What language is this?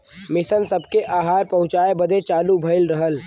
Bhojpuri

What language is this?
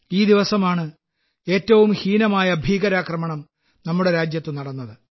Malayalam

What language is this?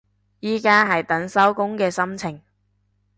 Cantonese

